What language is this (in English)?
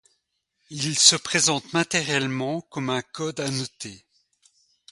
French